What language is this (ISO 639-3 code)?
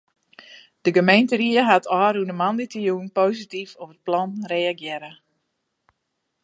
fry